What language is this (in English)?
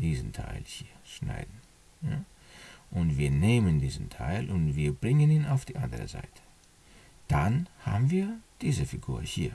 German